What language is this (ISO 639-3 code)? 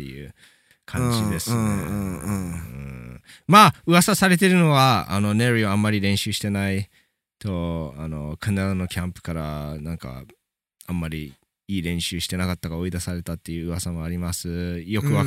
jpn